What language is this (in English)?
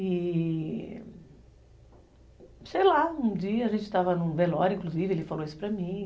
Portuguese